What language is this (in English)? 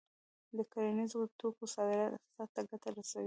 Pashto